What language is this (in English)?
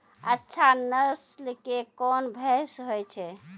Maithili